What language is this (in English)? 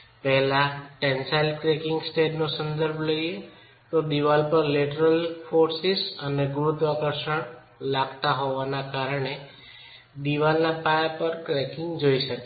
Gujarati